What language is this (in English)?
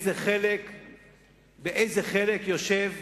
Hebrew